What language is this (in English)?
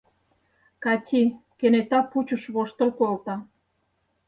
Mari